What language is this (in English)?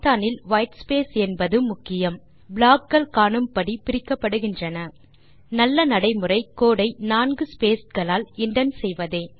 Tamil